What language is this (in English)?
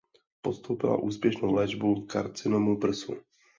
Czech